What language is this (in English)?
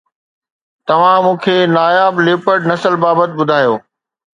Sindhi